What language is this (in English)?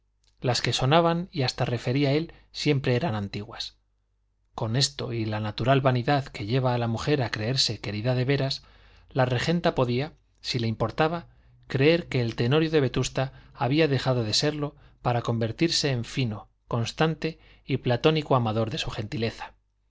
Spanish